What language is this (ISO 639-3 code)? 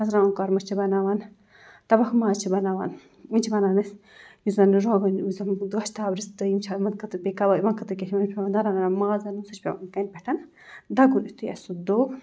kas